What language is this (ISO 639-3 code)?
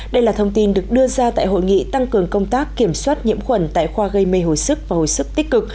vie